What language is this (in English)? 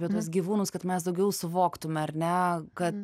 Lithuanian